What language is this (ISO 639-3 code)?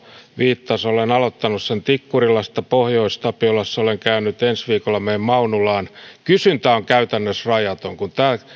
fin